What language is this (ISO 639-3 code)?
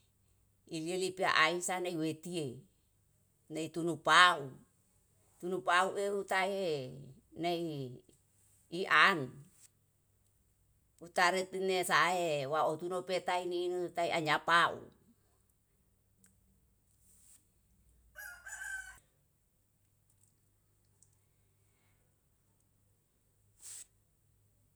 jal